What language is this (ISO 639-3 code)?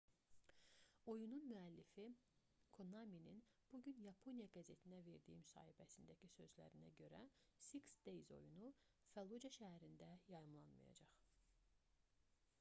aze